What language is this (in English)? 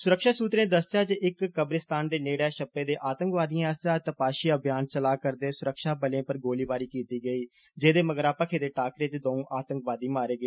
Dogri